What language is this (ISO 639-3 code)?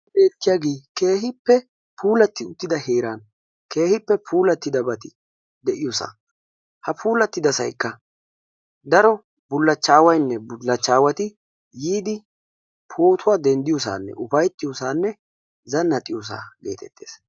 wal